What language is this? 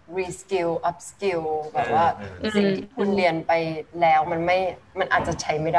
Thai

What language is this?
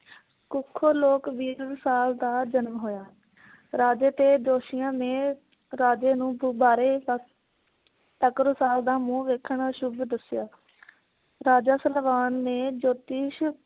Punjabi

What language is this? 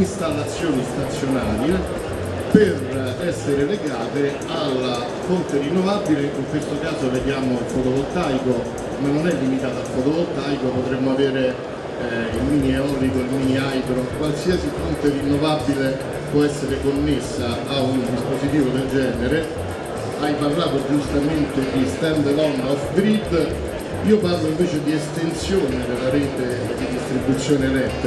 Italian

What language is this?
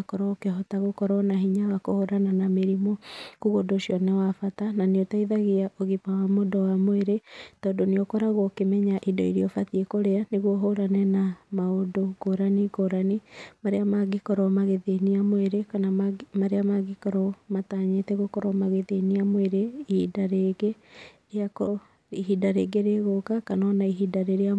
Kikuyu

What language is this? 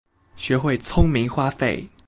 Chinese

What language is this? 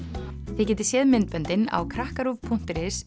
Icelandic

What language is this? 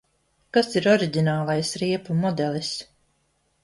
Latvian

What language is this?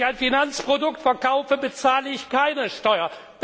German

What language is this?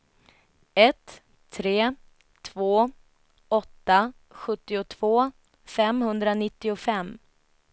Swedish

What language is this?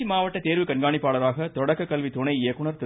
Tamil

